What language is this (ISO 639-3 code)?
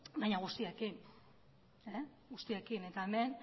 eus